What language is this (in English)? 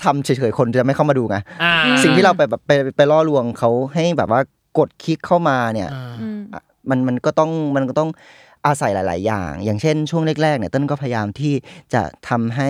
Thai